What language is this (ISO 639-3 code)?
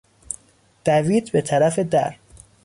fas